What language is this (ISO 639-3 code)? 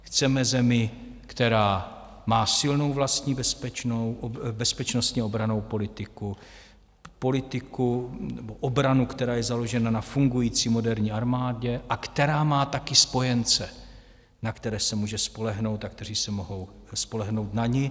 ces